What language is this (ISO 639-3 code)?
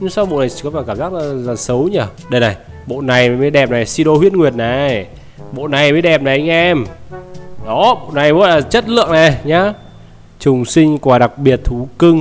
vie